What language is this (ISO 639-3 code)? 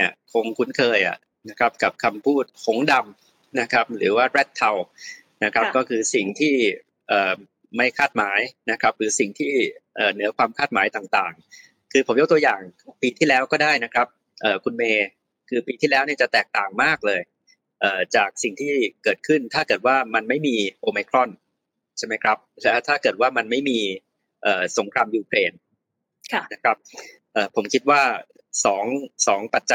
tha